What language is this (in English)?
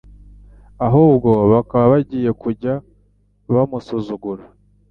Kinyarwanda